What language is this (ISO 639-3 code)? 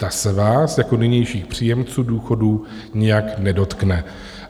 ces